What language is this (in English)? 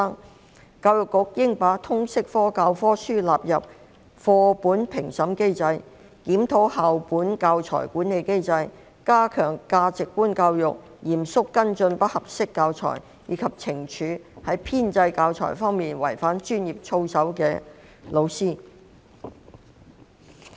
Cantonese